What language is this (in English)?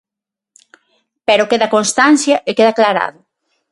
Galician